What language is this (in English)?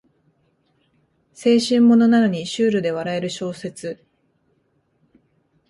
Japanese